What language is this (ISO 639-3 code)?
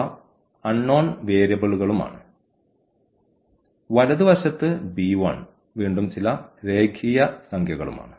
mal